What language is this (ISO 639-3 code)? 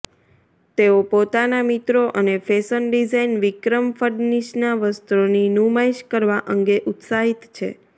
guj